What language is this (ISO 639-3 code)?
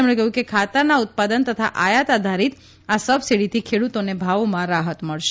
guj